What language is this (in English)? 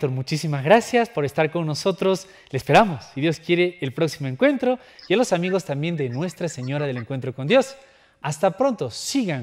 Spanish